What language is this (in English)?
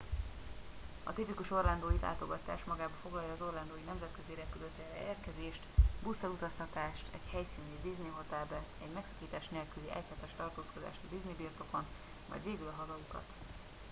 Hungarian